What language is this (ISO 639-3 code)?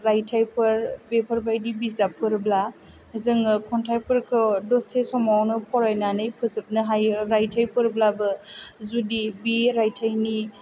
brx